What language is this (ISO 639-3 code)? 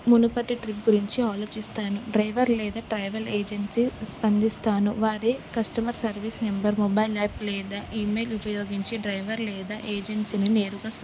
tel